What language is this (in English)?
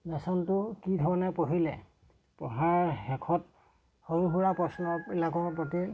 Assamese